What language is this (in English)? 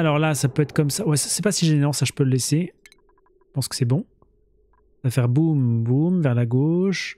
French